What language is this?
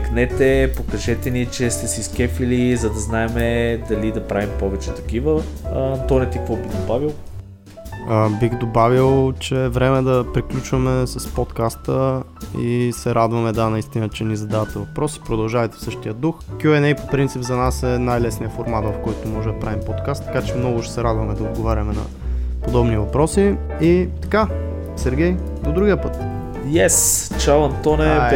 Bulgarian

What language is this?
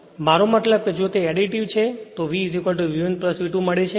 Gujarati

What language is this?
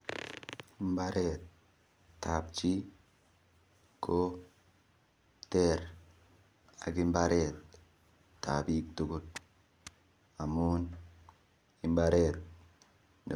Kalenjin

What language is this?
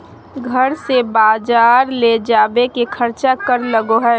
Magahi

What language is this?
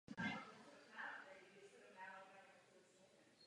Czech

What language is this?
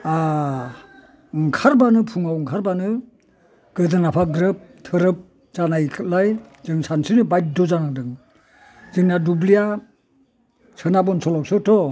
Bodo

